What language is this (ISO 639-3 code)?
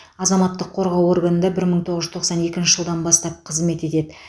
kaz